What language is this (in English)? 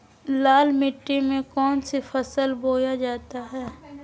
Magahi